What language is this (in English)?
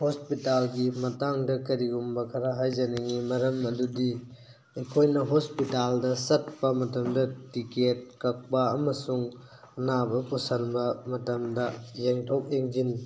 Manipuri